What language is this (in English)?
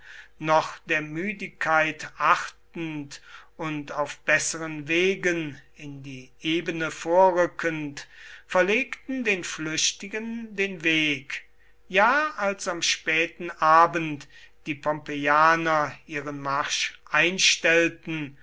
German